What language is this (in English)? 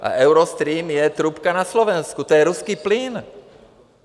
Czech